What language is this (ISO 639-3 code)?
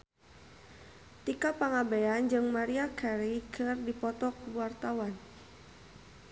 sun